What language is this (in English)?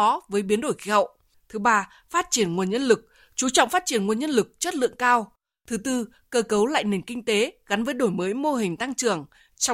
Vietnamese